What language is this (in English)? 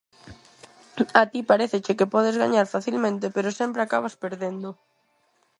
Galician